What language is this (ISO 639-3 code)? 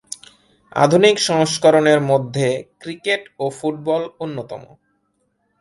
ben